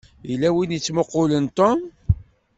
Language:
Kabyle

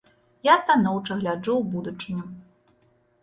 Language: Belarusian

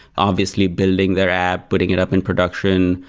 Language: English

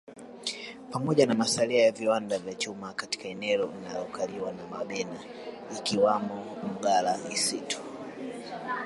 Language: Swahili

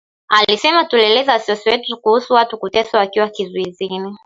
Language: Swahili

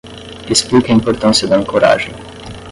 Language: Portuguese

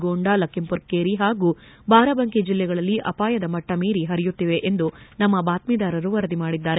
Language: Kannada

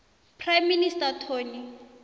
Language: South Ndebele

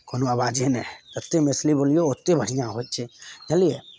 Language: Maithili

